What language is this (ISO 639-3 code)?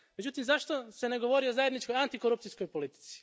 hrv